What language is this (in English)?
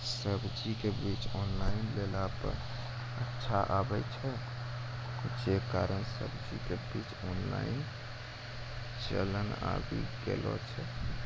Maithili